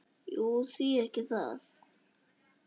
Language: Icelandic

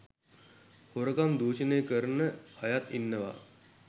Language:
Sinhala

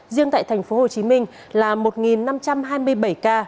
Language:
Vietnamese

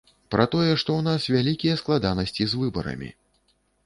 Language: Belarusian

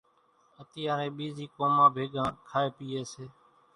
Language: Kachi Koli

